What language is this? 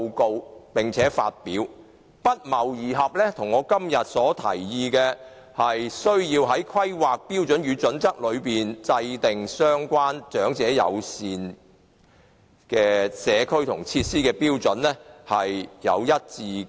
Cantonese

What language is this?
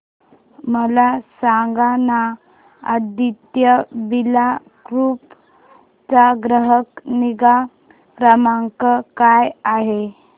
Marathi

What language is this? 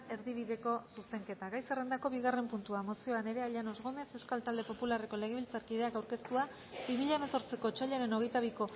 Basque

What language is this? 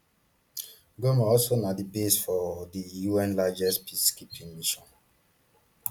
Nigerian Pidgin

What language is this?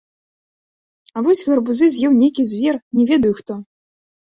Belarusian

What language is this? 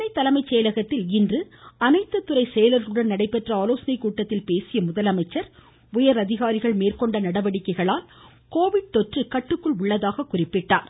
Tamil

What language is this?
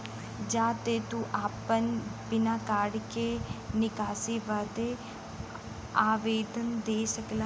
Bhojpuri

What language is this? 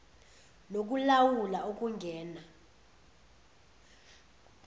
Zulu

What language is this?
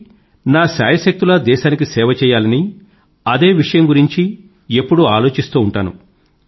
Telugu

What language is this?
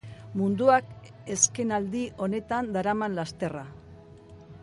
Basque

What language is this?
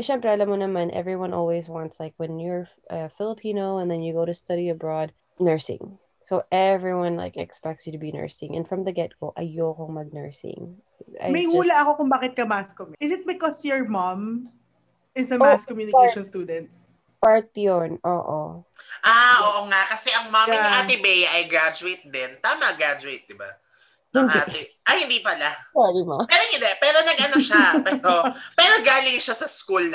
Filipino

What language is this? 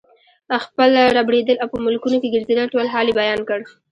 Pashto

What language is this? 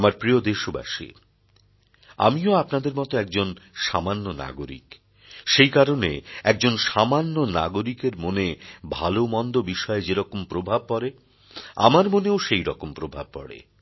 Bangla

